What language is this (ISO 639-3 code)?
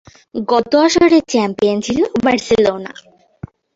ben